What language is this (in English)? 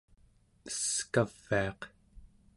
Central Yupik